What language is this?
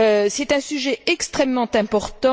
French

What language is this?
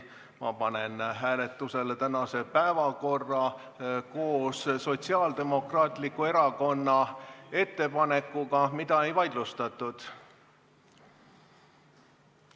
Estonian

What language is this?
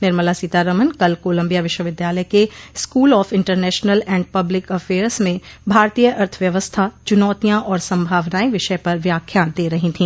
Hindi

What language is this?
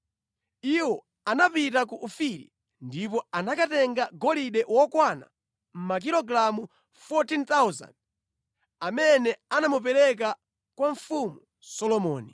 Nyanja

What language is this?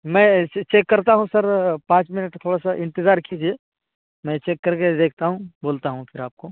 Urdu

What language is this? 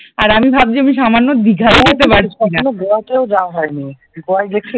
Bangla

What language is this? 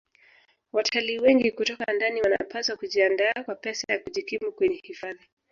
Swahili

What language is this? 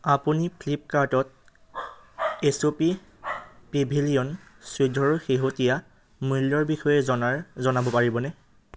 Assamese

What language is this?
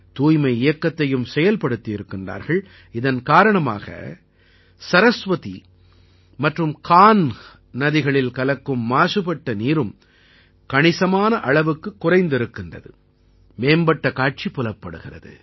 Tamil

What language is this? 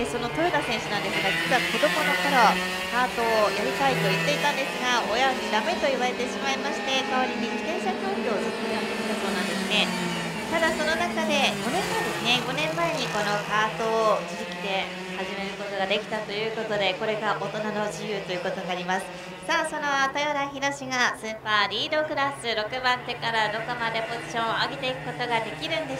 Japanese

